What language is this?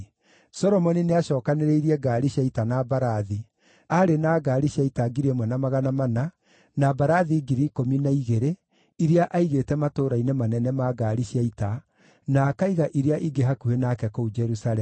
Kikuyu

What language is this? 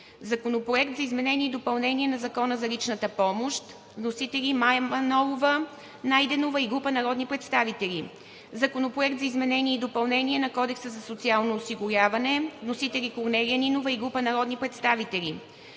Bulgarian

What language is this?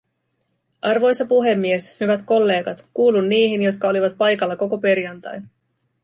Finnish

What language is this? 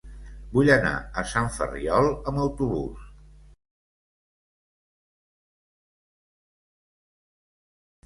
Catalan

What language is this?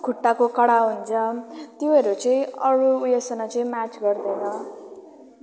Nepali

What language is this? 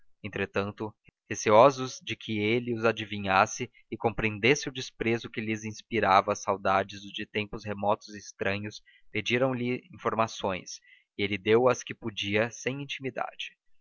Portuguese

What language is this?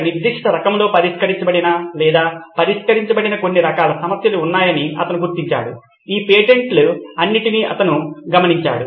Telugu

